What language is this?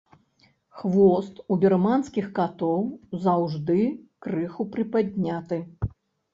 Belarusian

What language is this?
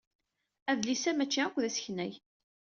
Kabyle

